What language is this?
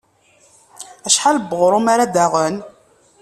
Kabyle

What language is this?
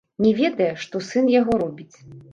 Belarusian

